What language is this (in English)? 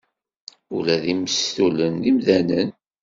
Kabyle